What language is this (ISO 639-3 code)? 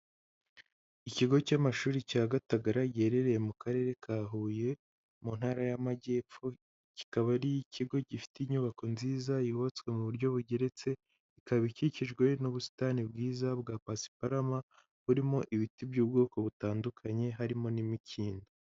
kin